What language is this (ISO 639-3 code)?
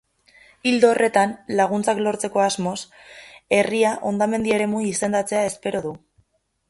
eus